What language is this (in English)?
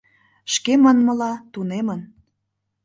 Mari